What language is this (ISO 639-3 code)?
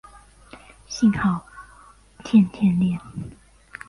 zho